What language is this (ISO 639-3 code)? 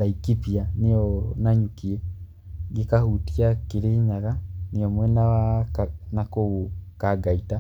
kik